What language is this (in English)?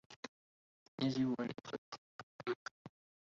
Arabic